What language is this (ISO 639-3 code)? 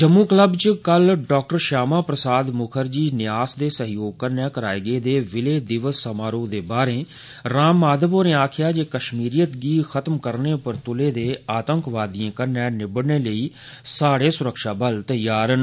doi